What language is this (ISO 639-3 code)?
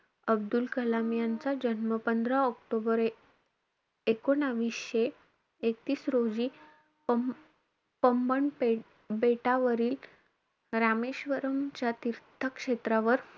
mar